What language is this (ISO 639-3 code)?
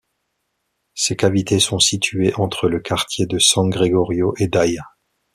fra